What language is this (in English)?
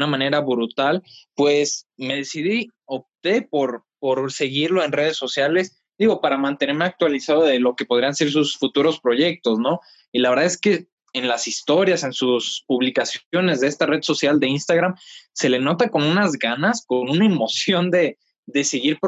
Spanish